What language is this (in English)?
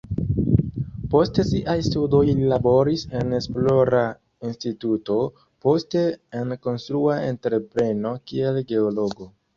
Esperanto